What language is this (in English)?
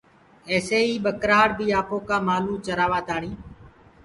Gurgula